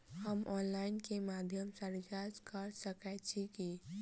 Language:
Maithili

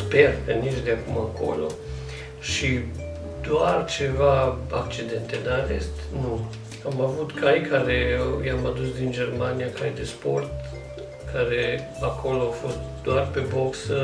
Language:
Romanian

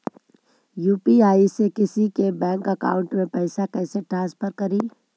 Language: Magahi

